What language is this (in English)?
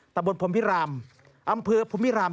Thai